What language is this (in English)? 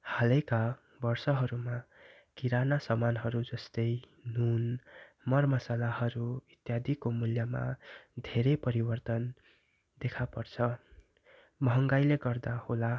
Nepali